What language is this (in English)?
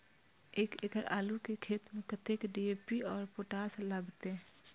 Maithili